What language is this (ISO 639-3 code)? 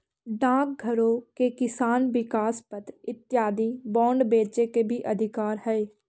mag